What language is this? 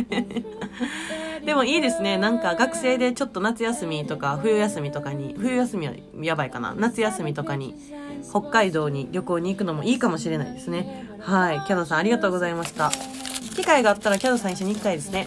Japanese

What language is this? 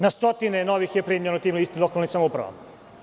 Serbian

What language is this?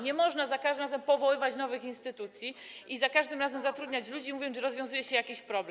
Polish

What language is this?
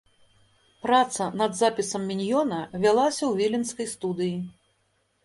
Belarusian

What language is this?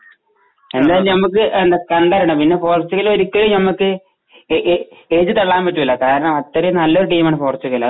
Malayalam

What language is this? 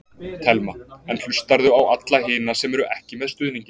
Icelandic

